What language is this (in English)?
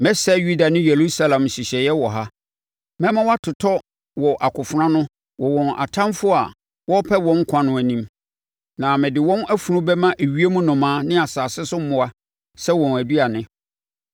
Akan